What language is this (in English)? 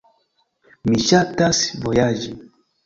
Esperanto